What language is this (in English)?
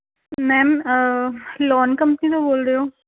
Punjabi